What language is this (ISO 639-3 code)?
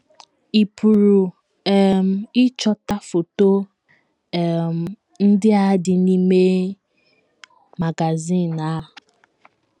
ibo